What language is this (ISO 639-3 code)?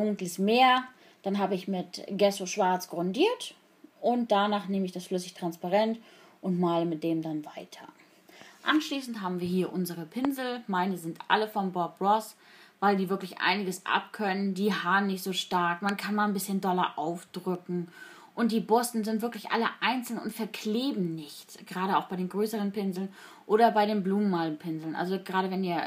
deu